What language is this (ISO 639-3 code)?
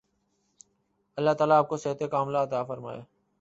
urd